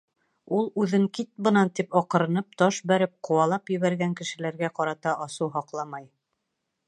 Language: Bashkir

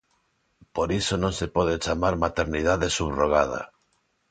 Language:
Galician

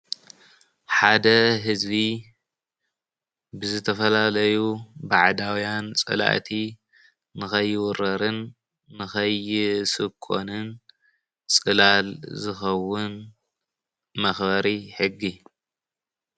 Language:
Tigrinya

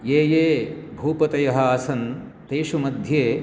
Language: Sanskrit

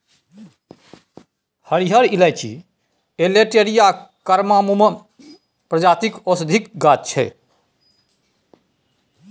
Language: Maithili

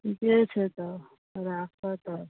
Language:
Maithili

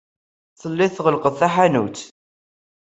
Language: Kabyle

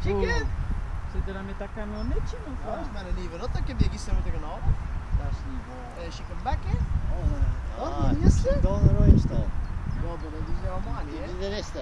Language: Dutch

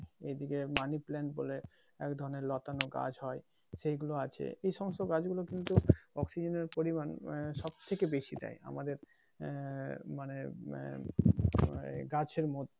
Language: Bangla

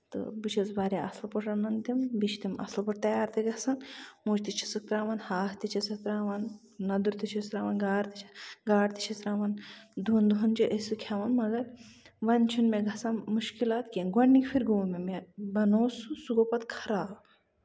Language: Kashmiri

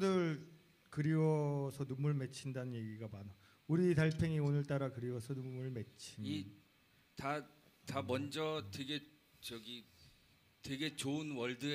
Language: Korean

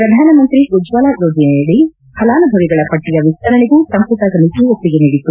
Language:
Kannada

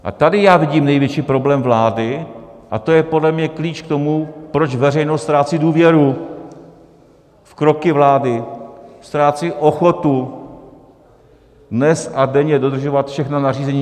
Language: Czech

